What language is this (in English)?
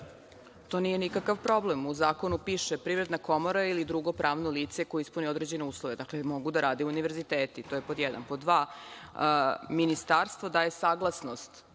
Serbian